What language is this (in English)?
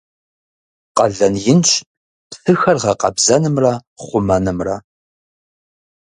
Kabardian